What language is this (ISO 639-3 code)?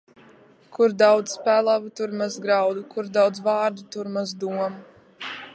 lav